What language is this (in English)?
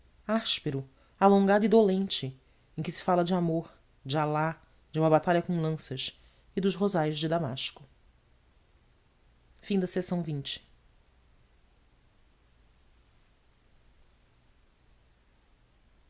Portuguese